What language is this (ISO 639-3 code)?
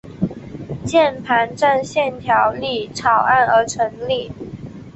zho